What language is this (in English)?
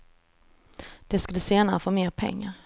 Swedish